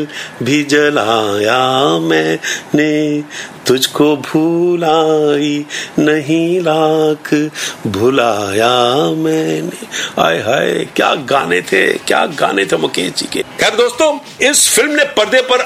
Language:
Hindi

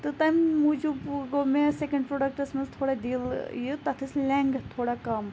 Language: Kashmiri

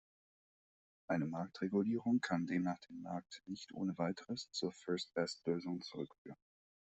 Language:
German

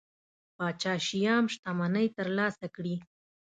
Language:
Pashto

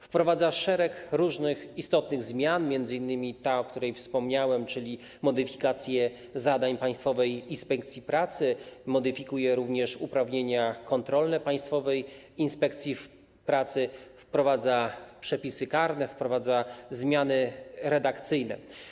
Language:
Polish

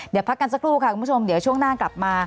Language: Thai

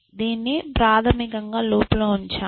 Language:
Telugu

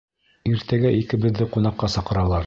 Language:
Bashkir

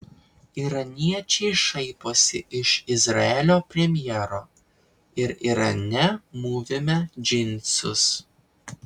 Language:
Lithuanian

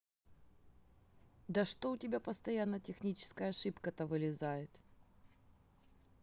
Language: Russian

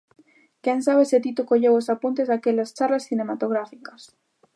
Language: Galician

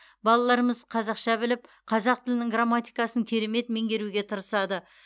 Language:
Kazakh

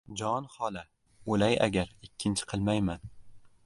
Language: Uzbek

